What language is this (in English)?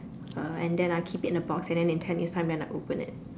English